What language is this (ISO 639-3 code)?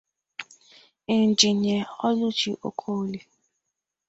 ibo